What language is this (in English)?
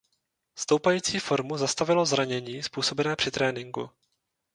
Czech